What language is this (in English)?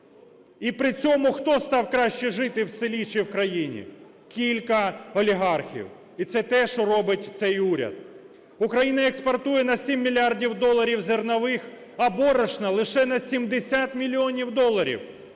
Ukrainian